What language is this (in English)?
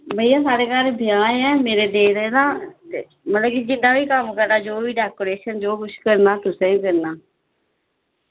Dogri